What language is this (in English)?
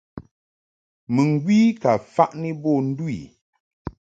Mungaka